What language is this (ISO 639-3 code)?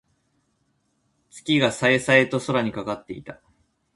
jpn